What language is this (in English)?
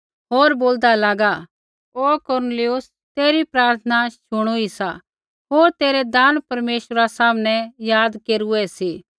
Kullu Pahari